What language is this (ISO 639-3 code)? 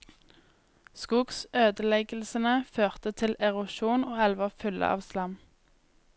nor